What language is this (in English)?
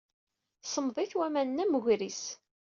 Kabyle